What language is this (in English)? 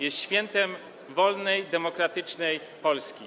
Polish